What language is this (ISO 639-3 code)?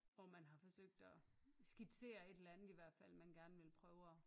dan